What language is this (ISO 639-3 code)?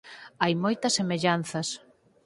glg